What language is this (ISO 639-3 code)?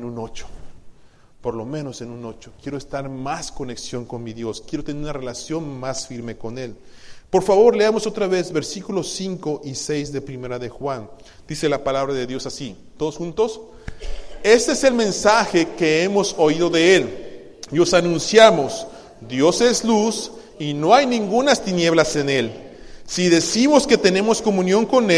spa